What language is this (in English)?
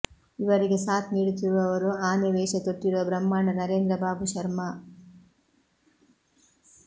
Kannada